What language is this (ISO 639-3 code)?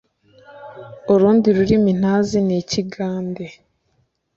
kin